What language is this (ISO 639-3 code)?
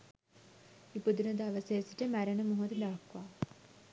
sin